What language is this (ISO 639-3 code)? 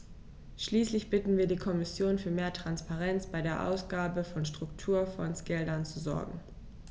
deu